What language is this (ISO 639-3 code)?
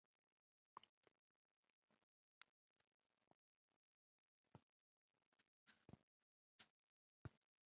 ben